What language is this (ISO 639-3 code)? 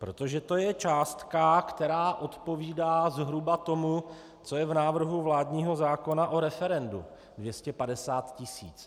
ces